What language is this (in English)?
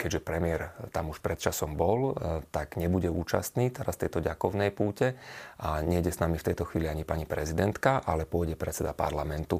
Slovak